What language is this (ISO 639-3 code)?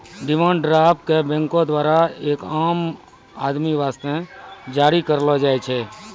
mai